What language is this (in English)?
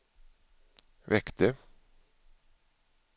Swedish